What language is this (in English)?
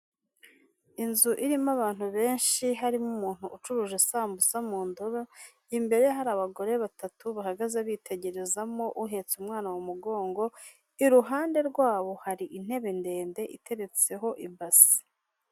Kinyarwanda